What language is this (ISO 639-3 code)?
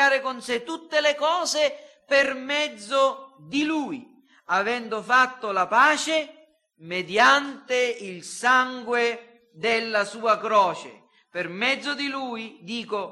ita